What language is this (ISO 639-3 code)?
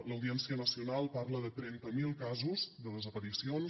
cat